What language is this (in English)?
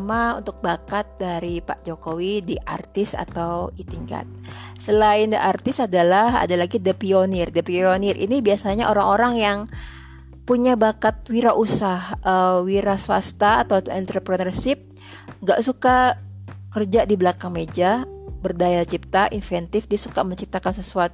Indonesian